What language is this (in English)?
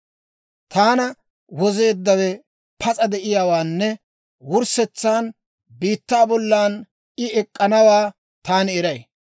Dawro